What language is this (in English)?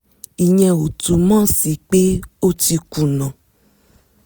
Yoruba